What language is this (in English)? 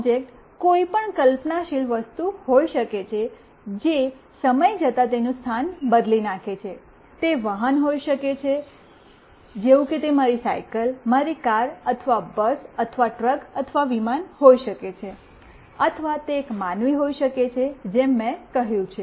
Gujarati